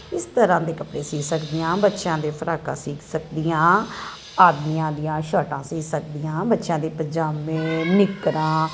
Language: Punjabi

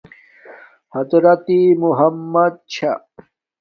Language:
Domaaki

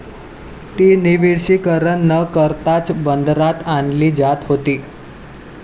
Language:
Marathi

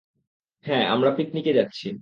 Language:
Bangla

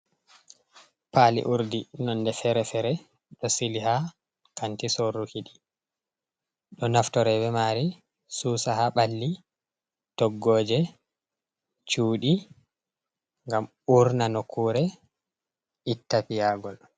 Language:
Fula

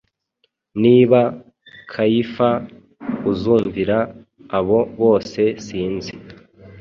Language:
Kinyarwanda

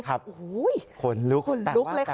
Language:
Thai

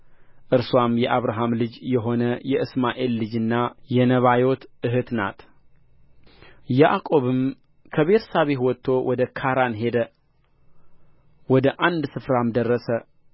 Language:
Amharic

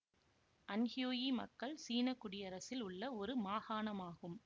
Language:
Tamil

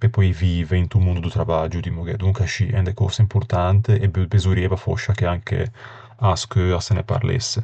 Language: Ligurian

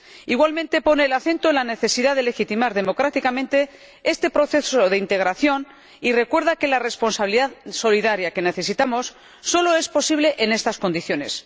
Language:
Spanish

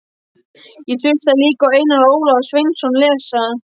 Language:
Icelandic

